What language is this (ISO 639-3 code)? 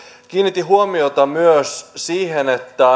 fin